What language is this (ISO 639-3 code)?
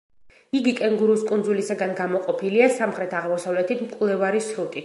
kat